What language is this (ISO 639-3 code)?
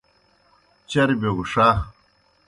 plk